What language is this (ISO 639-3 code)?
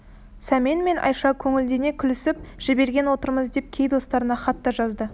kaz